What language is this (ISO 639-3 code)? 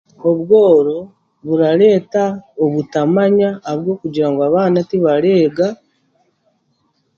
cgg